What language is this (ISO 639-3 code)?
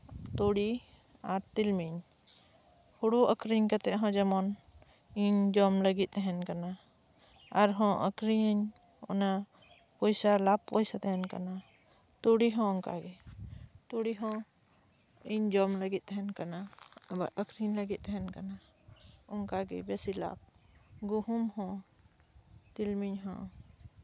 sat